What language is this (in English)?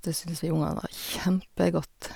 Norwegian